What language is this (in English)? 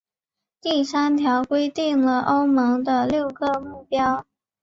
Chinese